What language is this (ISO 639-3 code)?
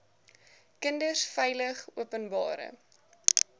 afr